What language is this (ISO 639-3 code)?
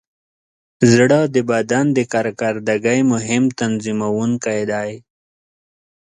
pus